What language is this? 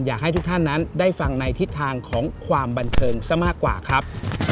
Thai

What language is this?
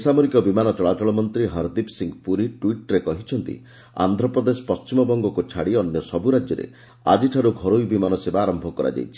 Odia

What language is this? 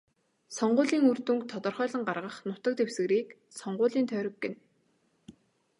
Mongolian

